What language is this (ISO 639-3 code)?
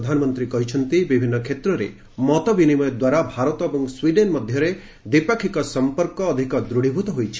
ori